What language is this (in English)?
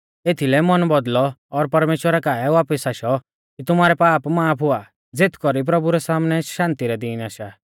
Mahasu Pahari